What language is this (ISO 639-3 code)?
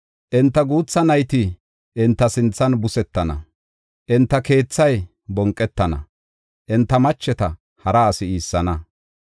gof